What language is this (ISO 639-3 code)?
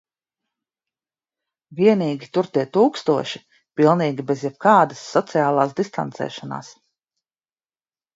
lav